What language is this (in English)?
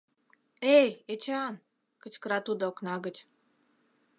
Mari